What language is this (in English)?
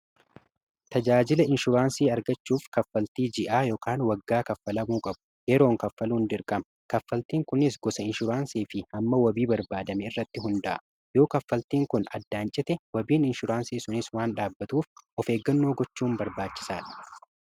Oromo